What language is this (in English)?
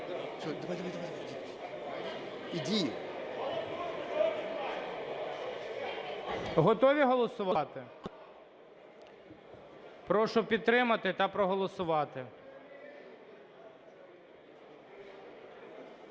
Ukrainian